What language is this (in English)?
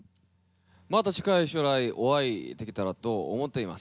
Japanese